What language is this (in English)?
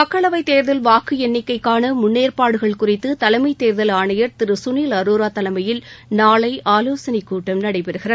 Tamil